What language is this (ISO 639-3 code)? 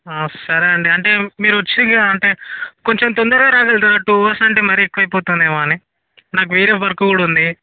tel